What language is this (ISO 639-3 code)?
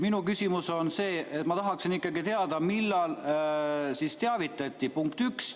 est